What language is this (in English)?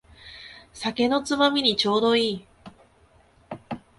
Japanese